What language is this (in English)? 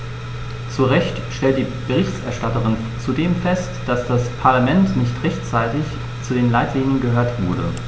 German